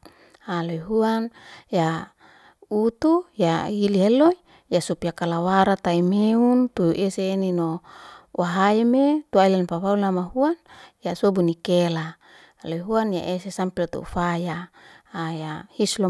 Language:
Liana-Seti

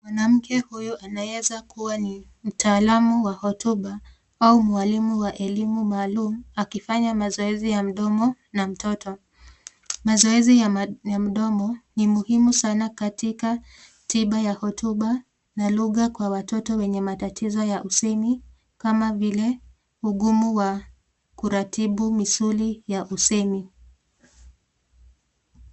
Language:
Swahili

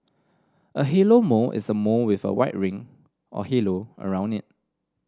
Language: English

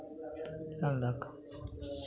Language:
Maithili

